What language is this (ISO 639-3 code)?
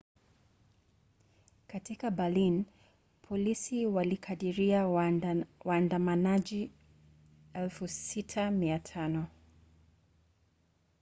swa